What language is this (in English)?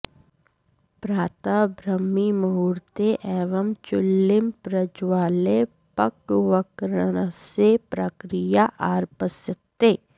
Sanskrit